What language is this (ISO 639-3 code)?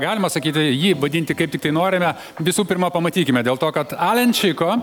lit